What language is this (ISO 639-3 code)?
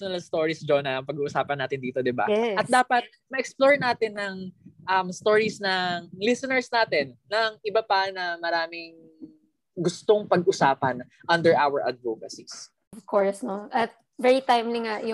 fil